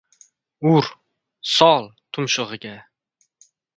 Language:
Uzbek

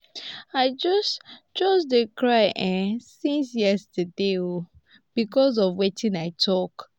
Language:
Nigerian Pidgin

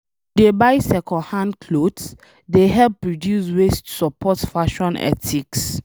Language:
Nigerian Pidgin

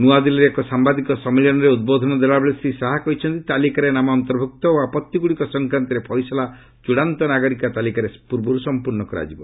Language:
Odia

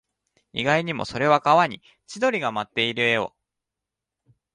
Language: Japanese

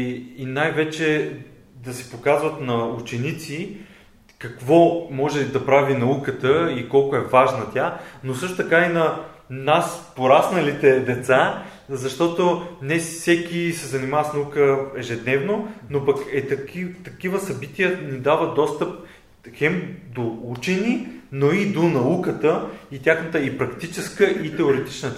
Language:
Bulgarian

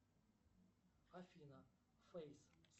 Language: Russian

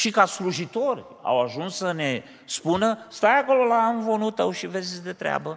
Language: Romanian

